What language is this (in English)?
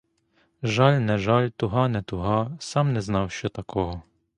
Ukrainian